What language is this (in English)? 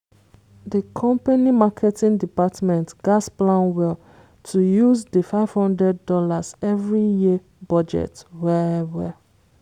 Nigerian Pidgin